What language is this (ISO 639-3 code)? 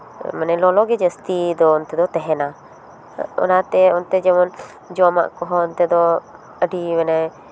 sat